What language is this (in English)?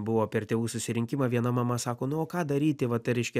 Lithuanian